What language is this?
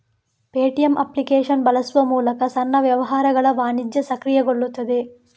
Kannada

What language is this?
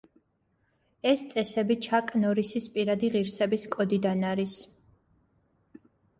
Georgian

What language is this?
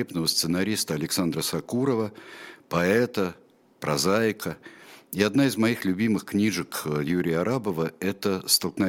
Russian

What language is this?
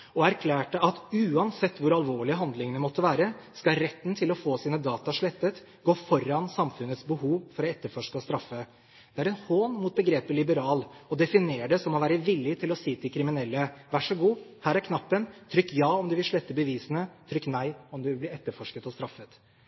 Norwegian Bokmål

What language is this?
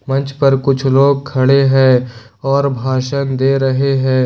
Hindi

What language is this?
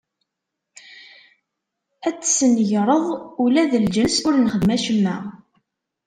Kabyle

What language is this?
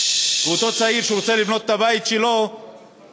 Hebrew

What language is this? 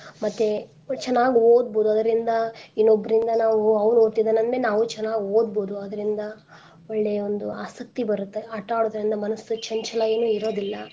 Kannada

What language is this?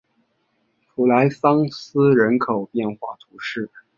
Chinese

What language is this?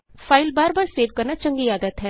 Punjabi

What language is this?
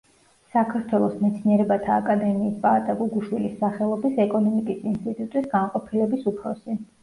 Georgian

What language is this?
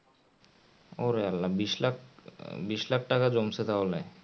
Bangla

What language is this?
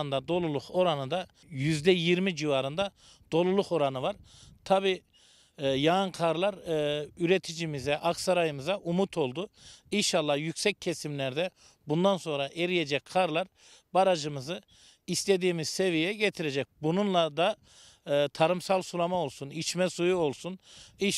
Turkish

